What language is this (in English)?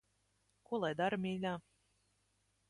Latvian